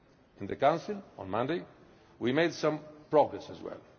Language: English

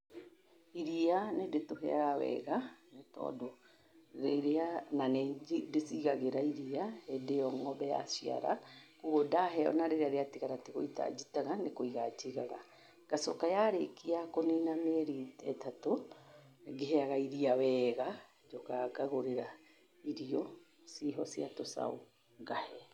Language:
Kikuyu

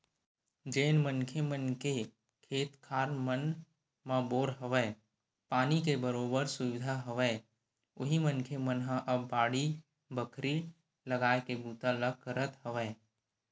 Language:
Chhattisgarhi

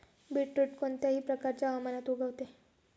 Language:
Marathi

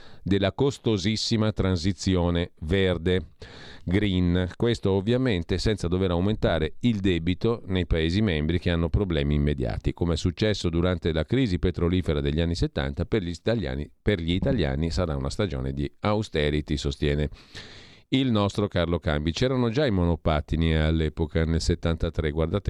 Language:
Italian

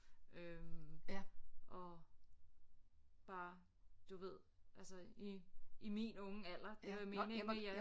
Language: Danish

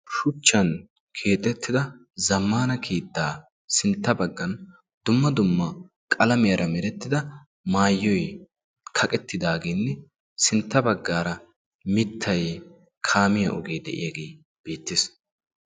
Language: Wolaytta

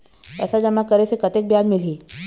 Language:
Chhattisgarhi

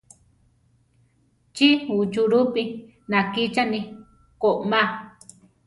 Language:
Central Tarahumara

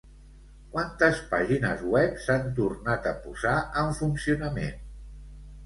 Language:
Catalan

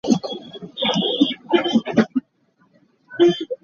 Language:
Hakha Chin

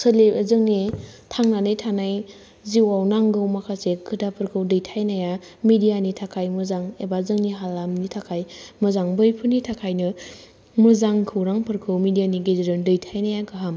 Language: Bodo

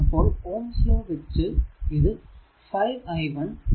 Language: Malayalam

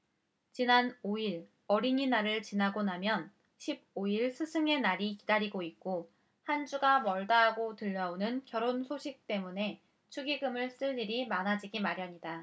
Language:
Korean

